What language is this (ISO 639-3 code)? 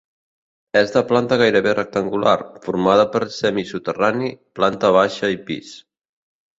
cat